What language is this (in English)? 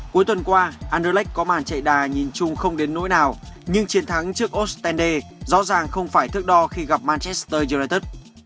Vietnamese